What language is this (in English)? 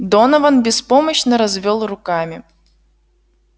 Russian